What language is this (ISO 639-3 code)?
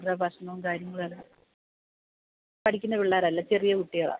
mal